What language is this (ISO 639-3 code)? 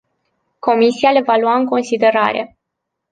ron